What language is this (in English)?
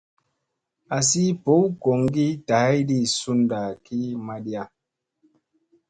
Musey